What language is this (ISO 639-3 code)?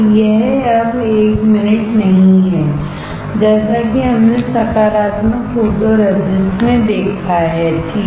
hin